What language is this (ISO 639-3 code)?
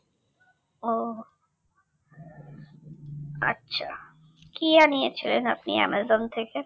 ben